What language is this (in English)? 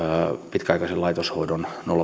Finnish